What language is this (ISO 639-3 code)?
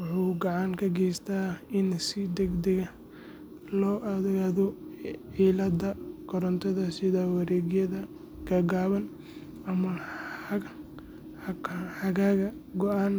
som